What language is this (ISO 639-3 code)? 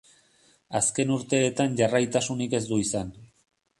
eus